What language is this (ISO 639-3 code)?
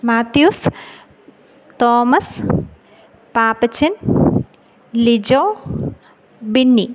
mal